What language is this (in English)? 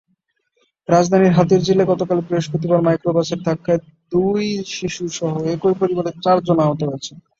Bangla